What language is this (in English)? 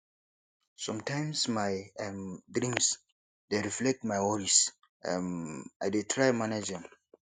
Nigerian Pidgin